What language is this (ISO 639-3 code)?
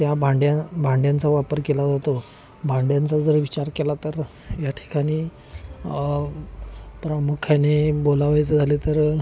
mar